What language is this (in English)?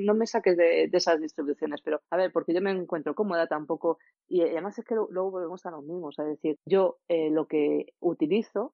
Spanish